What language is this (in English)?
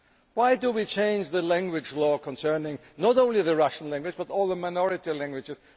English